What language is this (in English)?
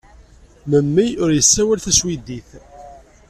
Kabyle